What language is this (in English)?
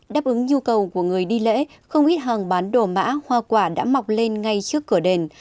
Vietnamese